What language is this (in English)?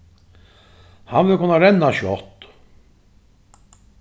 Faroese